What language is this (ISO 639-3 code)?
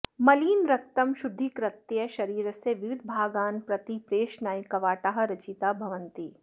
san